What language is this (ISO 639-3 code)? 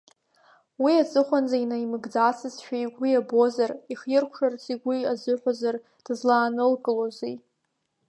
abk